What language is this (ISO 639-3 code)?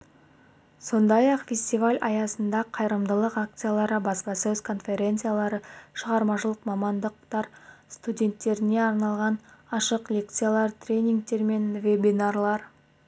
kaz